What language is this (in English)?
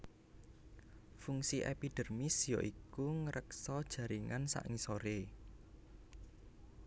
Javanese